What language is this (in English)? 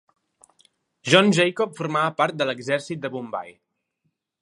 Catalan